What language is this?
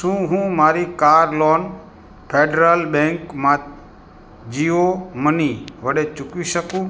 Gujarati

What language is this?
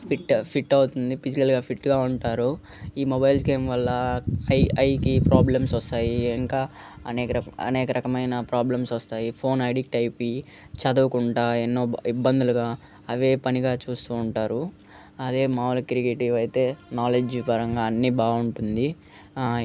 Telugu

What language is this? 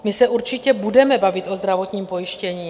Czech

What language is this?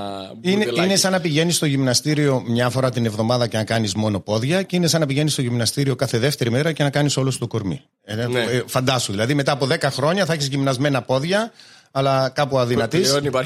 Greek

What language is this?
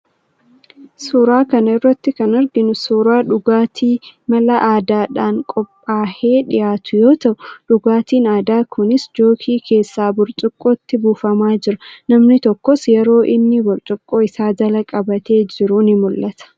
Oromo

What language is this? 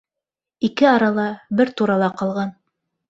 Bashkir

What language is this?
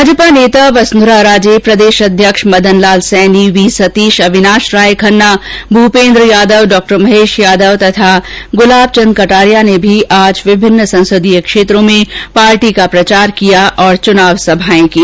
Hindi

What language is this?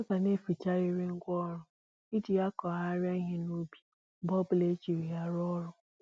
Igbo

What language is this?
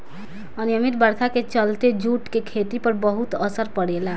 Bhojpuri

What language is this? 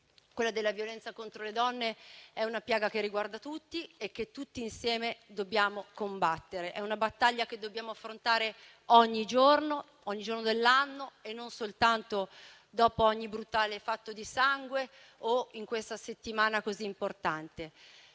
Italian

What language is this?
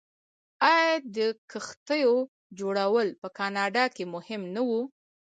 Pashto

